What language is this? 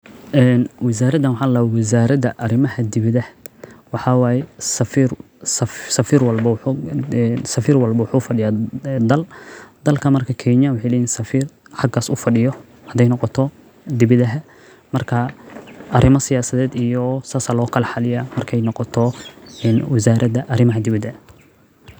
Somali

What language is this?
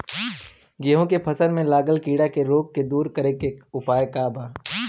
Bhojpuri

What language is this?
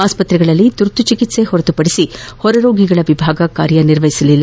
Kannada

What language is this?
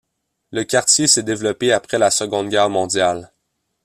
French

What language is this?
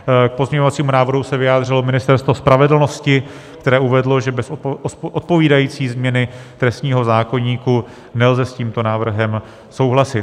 Czech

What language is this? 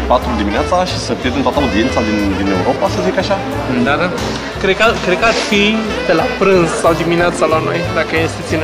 Romanian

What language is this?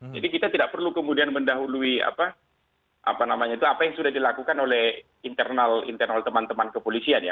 Indonesian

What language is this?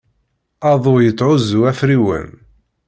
Kabyle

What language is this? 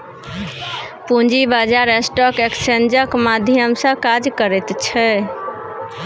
Maithili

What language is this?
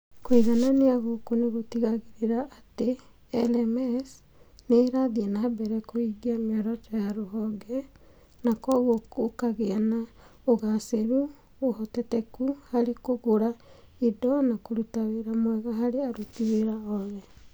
Kikuyu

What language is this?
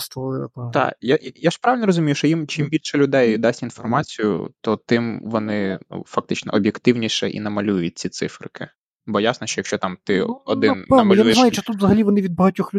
Ukrainian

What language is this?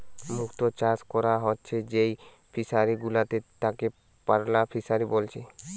Bangla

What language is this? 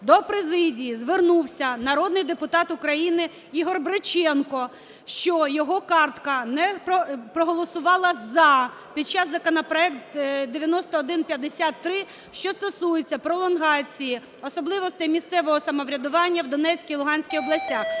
Ukrainian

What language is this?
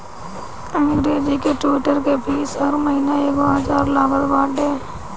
Bhojpuri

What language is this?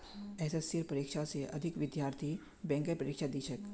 Magahi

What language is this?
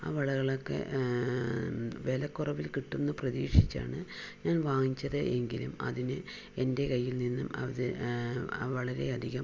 Malayalam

